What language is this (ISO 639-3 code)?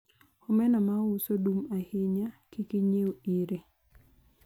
luo